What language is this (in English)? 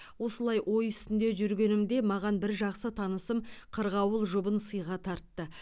Kazakh